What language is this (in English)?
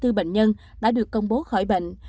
Vietnamese